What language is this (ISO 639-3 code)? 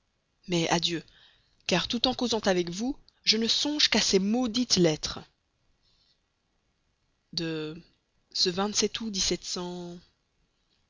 fra